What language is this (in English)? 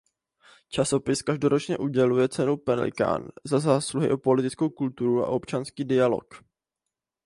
Czech